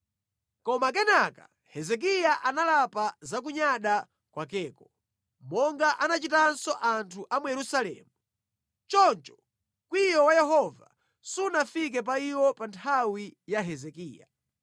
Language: Nyanja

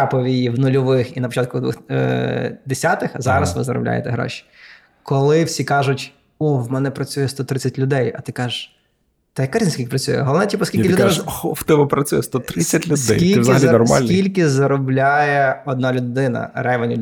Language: Ukrainian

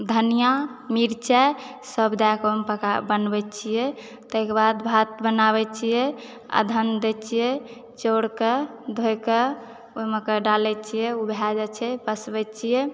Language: Maithili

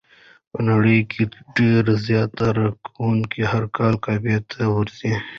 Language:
Pashto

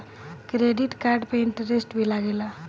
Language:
Bhojpuri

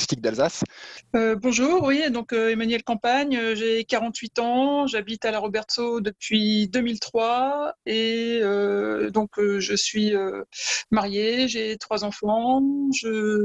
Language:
French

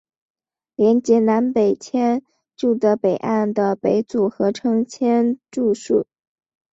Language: Chinese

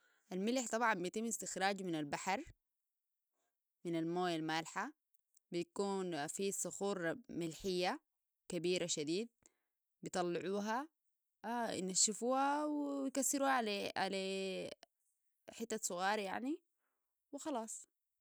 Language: Sudanese Arabic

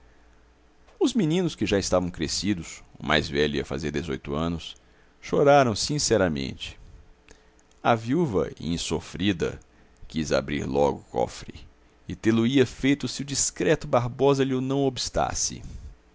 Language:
Portuguese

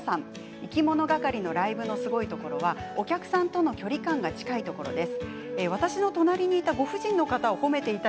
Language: Japanese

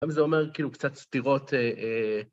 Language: Hebrew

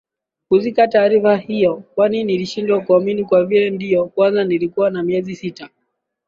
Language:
Swahili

